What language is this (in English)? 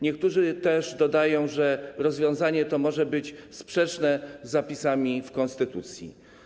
Polish